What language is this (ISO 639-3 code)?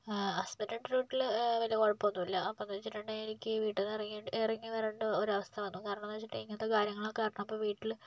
mal